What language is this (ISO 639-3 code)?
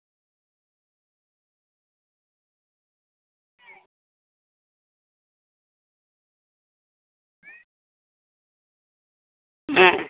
sat